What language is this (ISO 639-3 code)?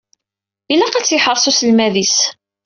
kab